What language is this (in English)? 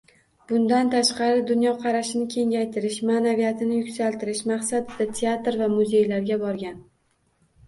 Uzbek